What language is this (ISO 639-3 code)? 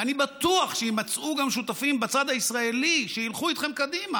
heb